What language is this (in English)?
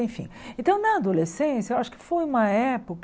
Portuguese